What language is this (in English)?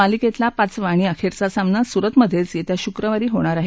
Marathi